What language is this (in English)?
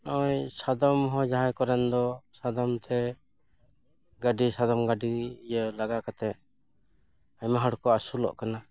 Santali